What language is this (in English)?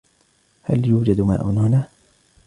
Arabic